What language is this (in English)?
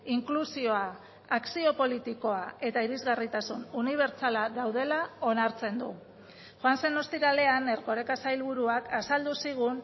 Basque